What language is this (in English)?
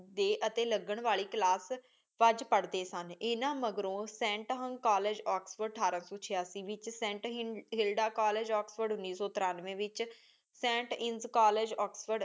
Punjabi